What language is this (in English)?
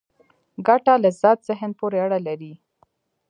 Pashto